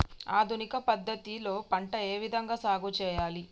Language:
Telugu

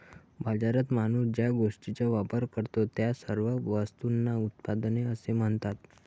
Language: Marathi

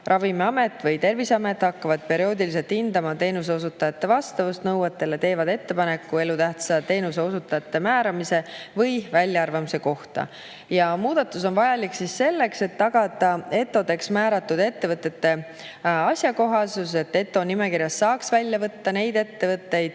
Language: Estonian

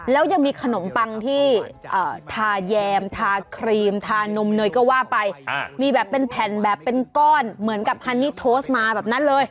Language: Thai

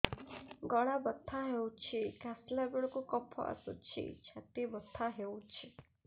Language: Odia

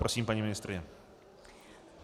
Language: Czech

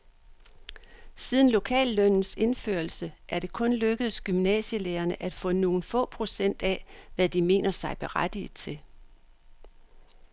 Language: Danish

